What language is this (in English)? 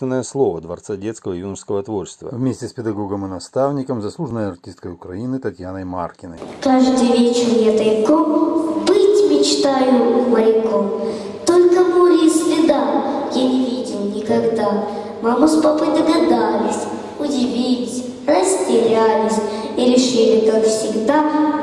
Russian